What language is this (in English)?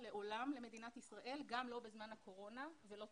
Hebrew